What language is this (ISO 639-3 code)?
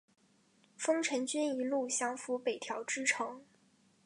zho